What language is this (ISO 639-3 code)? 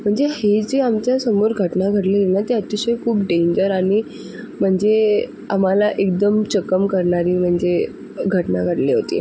mar